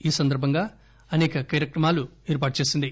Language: Telugu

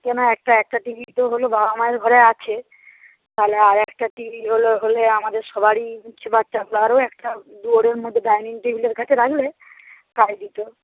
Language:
Bangla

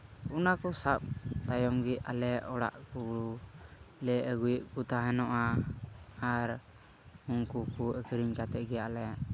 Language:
Santali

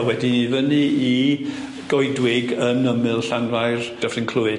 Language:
Welsh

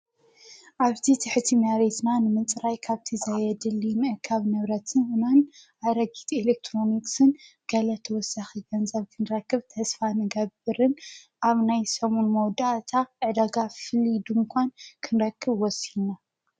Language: Tigrinya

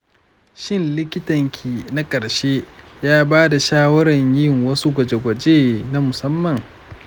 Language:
Hausa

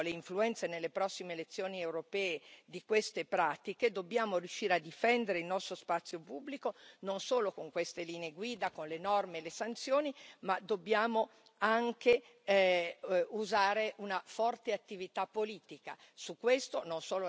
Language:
Italian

